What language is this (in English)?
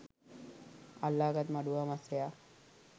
Sinhala